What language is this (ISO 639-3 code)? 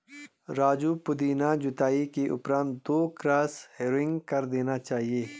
hin